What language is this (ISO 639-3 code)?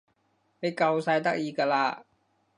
yue